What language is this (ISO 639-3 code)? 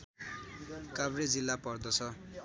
nep